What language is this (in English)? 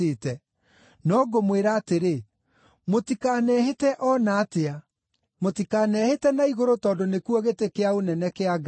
Kikuyu